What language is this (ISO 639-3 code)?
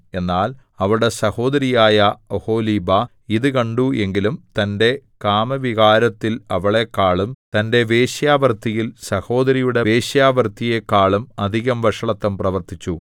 mal